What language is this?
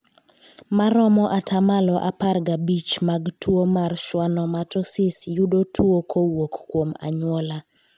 Luo (Kenya and Tanzania)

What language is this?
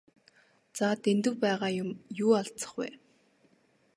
Mongolian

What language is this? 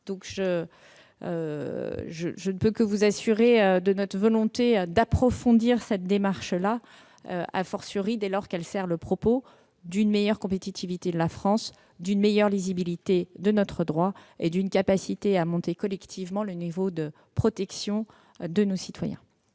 French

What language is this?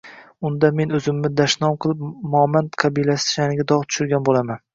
Uzbek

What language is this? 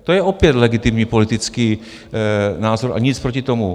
Czech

